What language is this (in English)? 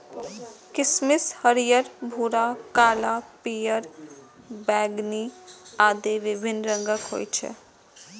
Maithili